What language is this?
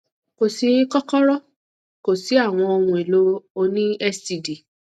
Yoruba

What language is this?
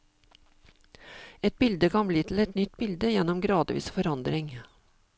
Norwegian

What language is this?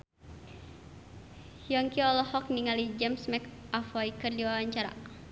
Sundanese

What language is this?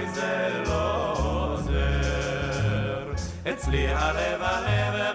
Hebrew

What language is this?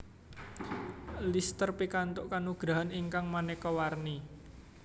Javanese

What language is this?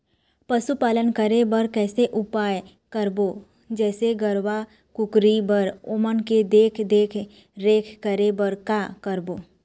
Chhattisgarhi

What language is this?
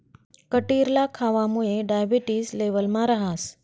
Marathi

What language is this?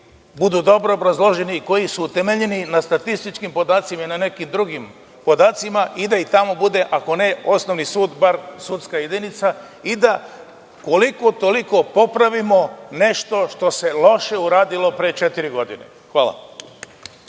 Serbian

